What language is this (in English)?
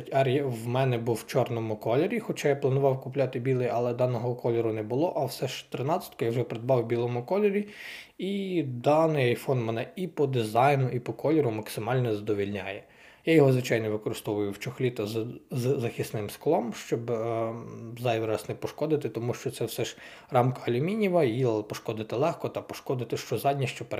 Ukrainian